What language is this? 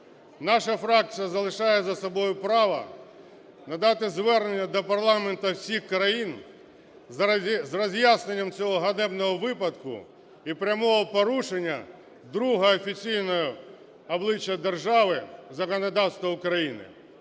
Ukrainian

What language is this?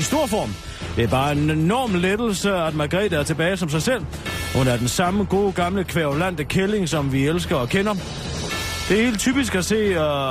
Danish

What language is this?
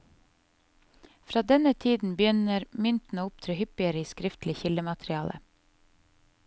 Norwegian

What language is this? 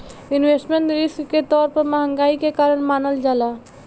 Bhojpuri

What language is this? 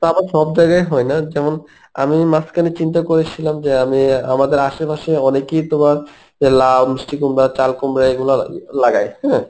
Bangla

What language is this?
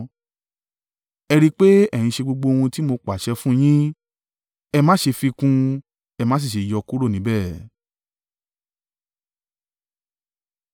Yoruba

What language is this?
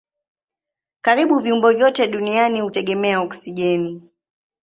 Swahili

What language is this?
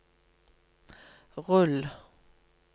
Norwegian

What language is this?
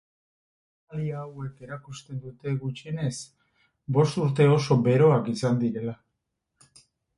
Basque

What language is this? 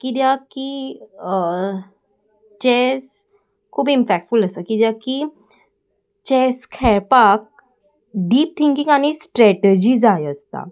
Konkani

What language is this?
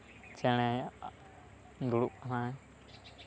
Santali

